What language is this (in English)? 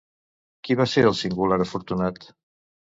Catalan